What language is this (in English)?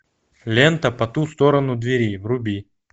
Russian